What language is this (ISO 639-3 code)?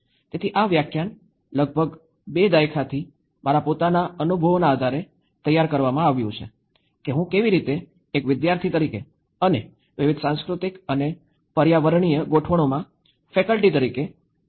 guj